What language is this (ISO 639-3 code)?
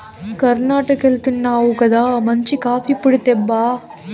tel